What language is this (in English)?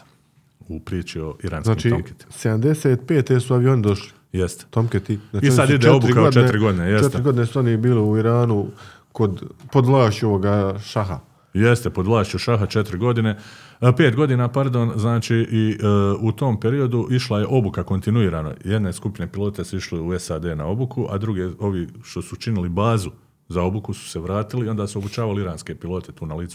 Croatian